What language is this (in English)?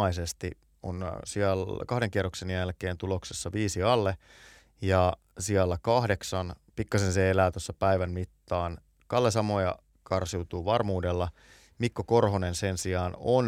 Finnish